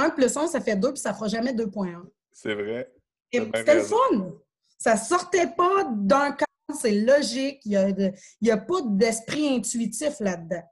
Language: French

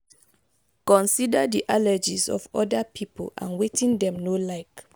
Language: Nigerian Pidgin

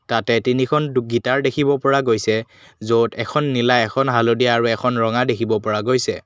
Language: Assamese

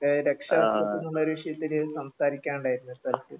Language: Malayalam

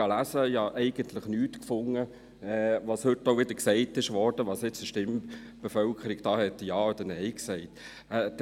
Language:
Swiss German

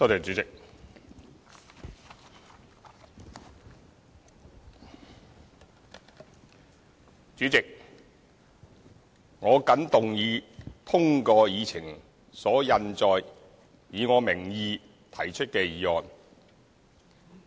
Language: Cantonese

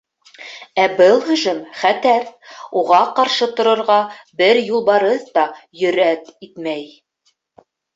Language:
Bashkir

